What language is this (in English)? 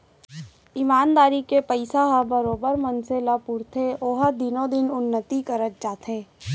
Chhattisgarhi